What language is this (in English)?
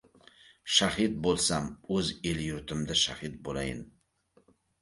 Uzbek